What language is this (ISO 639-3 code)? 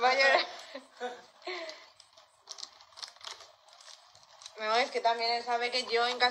spa